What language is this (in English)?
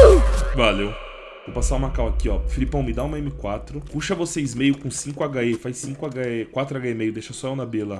Portuguese